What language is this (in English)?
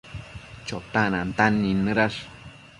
Matsés